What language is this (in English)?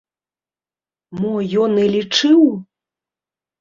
Belarusian